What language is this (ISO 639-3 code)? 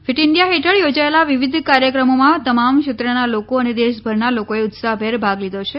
guj